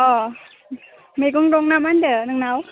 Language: Bodo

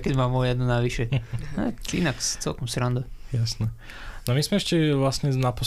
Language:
Slovak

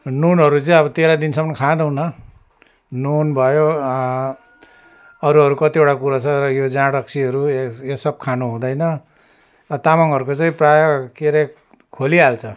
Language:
Nepali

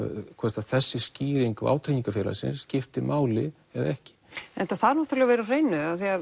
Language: Icelandic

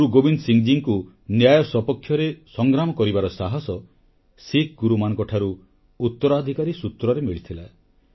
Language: Odia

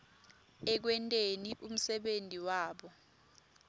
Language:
Swati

